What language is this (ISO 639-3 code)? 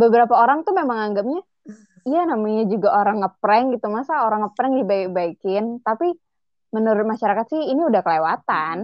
ind